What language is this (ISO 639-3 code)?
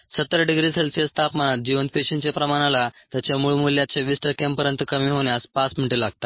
mar